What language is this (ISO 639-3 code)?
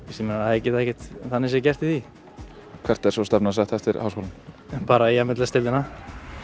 isl